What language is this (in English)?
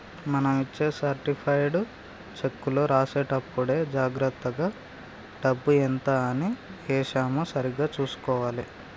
Telugu